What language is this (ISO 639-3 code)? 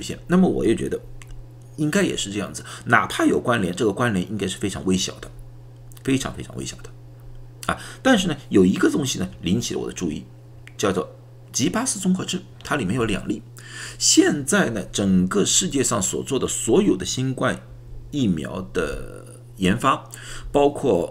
zho